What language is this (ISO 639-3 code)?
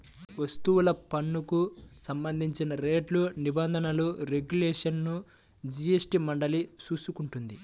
tel